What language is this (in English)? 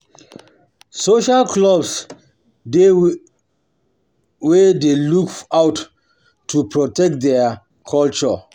Nigerian Pidgin